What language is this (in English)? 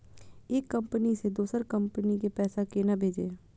Maithili